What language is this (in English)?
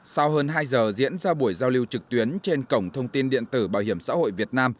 Vietnamese